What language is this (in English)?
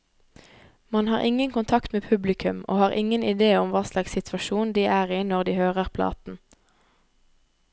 Norwegian